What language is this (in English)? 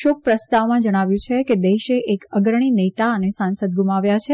Gujarati